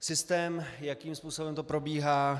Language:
Czech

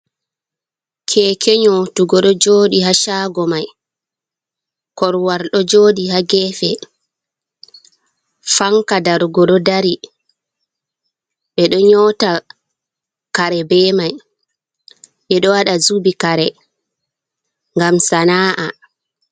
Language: Fula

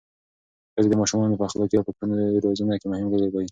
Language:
Pashto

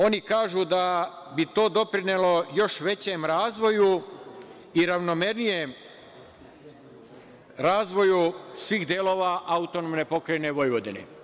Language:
Serbian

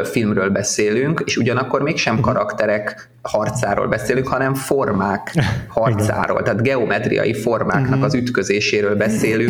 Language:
Hungarian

